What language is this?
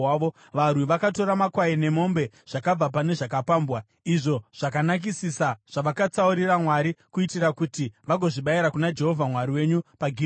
Shona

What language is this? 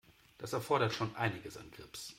German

